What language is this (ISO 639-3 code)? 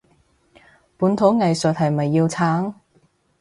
yue